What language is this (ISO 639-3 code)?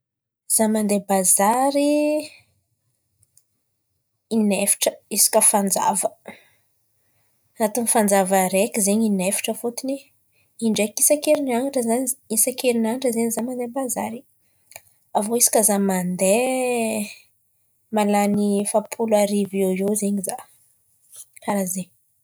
xmv